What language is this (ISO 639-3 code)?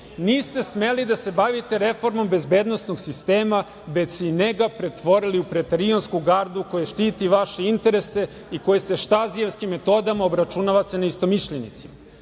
srp